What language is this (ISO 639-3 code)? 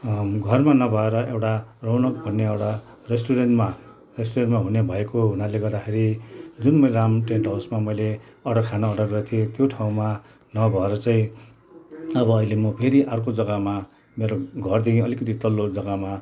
nep